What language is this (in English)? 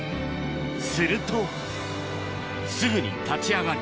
Japanese